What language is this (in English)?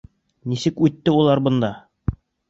Bashkir